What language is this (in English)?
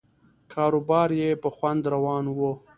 Pashto